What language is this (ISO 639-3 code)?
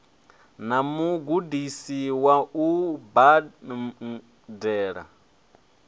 ven